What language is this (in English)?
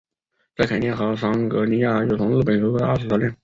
Chinese